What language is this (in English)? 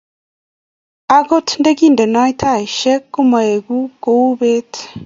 Kalenjin